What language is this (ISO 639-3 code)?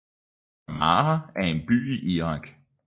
dan